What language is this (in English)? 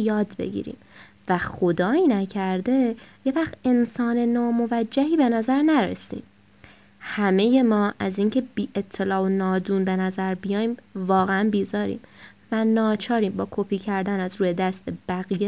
Persian